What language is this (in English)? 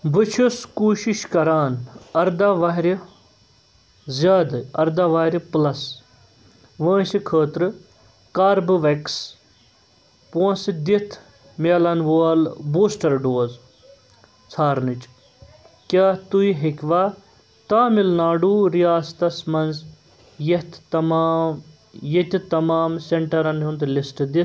Kashmiri